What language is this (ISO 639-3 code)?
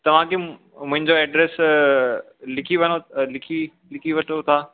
snd